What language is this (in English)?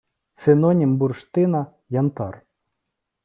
Ukrainian